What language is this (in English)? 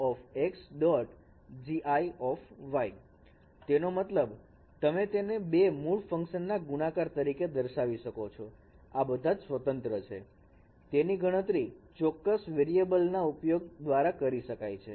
Gujarati